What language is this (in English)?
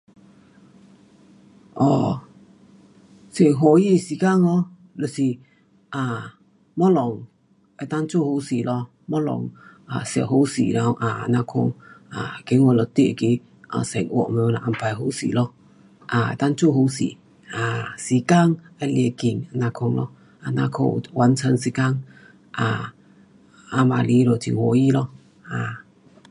Pu-Xian Chinese